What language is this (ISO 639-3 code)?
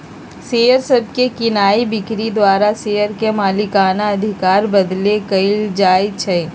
mag